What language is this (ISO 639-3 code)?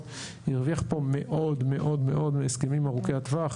heb